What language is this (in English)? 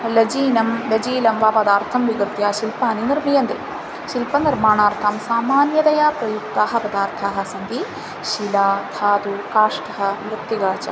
Sanskrit